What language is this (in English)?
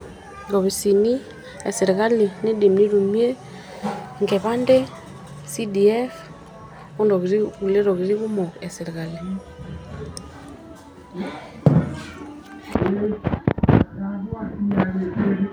Masai